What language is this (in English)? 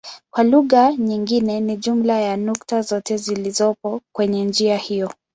Swahili